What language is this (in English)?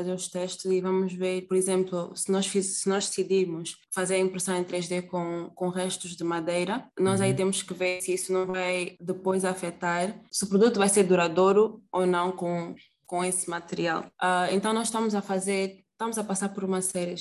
Portuguese